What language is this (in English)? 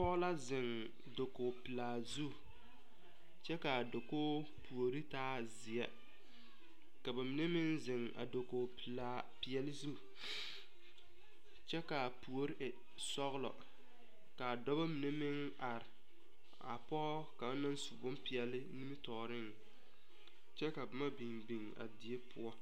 Southern Dagaare